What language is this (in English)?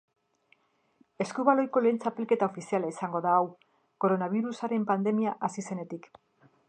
Basque